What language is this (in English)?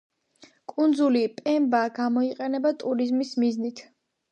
Georgian